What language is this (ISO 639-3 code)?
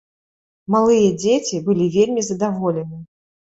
bel